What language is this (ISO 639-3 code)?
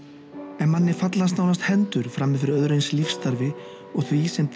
isl